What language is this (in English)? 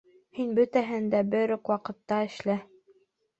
Bashkir